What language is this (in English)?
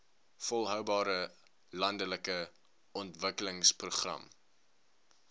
Afrikaans